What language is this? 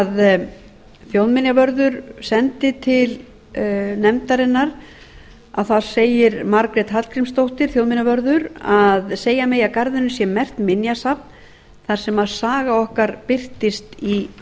Icelandic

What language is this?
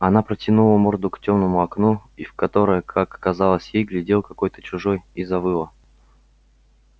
Russian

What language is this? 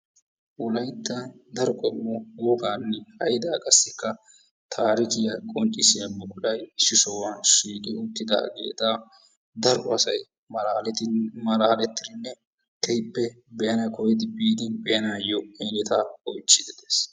Wolaytta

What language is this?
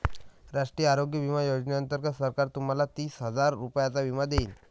Marathi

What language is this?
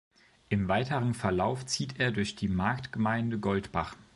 German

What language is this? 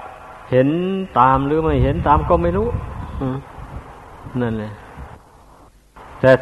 Thai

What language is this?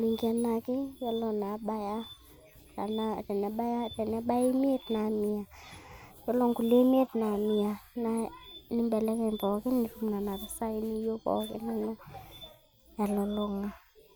Masai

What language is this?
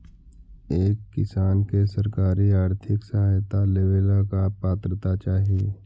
Magahi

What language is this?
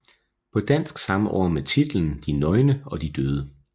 Danish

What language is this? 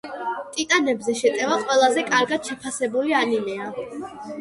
Georgian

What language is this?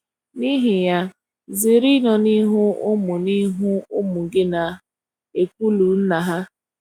Igbo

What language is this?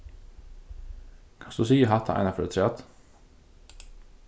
Faroese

